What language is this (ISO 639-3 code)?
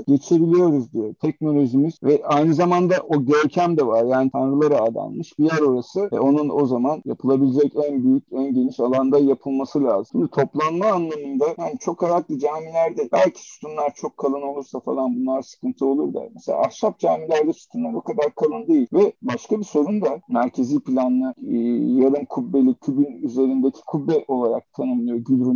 tur